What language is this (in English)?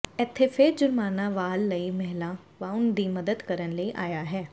Punjabi